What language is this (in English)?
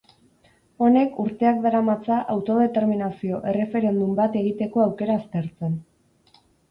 Basque